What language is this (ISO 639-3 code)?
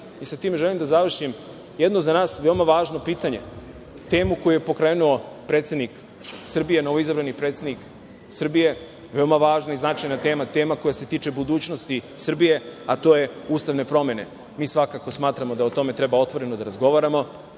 srp